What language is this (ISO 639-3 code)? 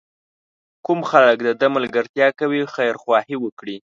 pus